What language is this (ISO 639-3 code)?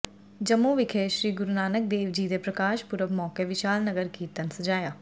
pan